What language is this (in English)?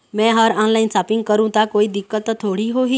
Chhattisgarhi